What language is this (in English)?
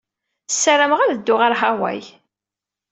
Kabyle